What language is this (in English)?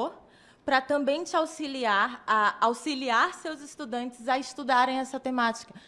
Portuguese